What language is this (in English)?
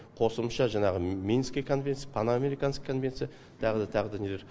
Kazakh